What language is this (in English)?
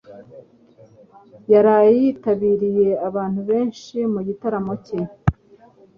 Kinyarwanda